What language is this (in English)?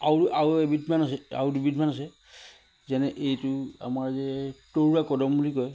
Assamese